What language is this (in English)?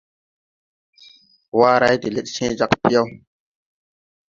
Tupuri